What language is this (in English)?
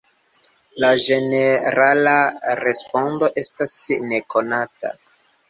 Esperanto